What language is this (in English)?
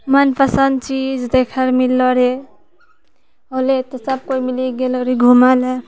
Maithili